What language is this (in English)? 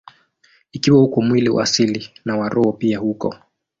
Swahili